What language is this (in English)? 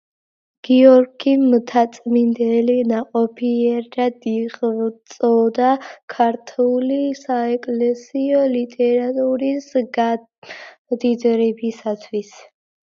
Georgian